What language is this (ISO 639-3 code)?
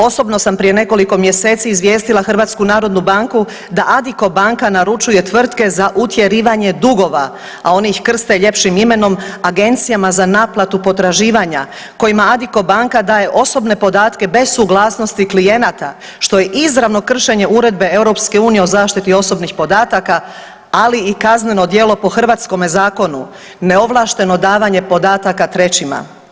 hrv